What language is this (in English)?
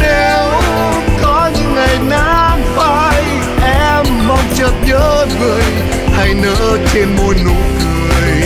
Vietnamese